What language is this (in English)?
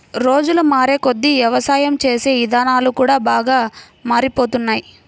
Telugu